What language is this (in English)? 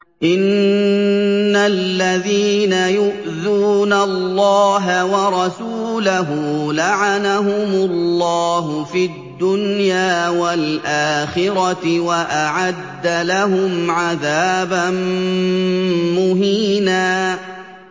Arabic